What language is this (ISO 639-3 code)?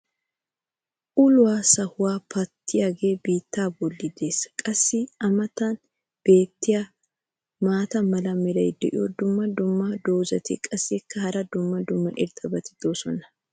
wal